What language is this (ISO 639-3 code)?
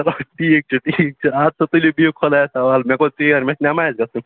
kas